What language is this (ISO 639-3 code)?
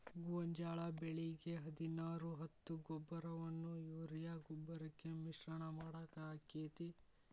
kan